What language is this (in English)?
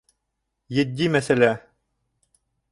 Bashkir